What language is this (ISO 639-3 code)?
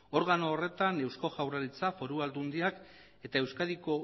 eus